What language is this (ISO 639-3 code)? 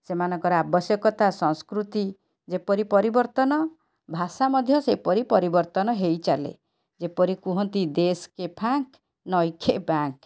ori